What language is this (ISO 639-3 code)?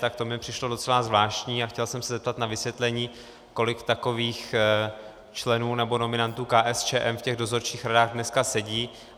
ces